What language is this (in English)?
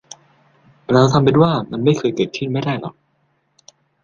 Thai